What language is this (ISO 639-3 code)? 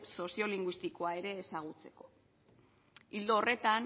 eus